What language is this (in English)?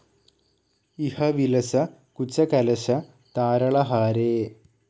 Malayalam